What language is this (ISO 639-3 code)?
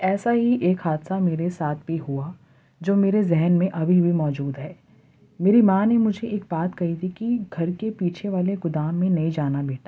urd